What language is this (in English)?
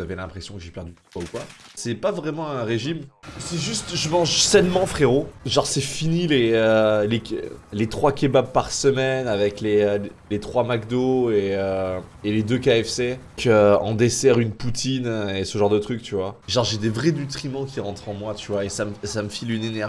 French